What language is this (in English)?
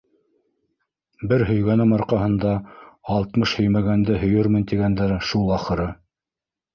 Bashkir